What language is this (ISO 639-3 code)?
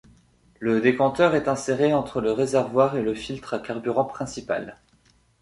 fra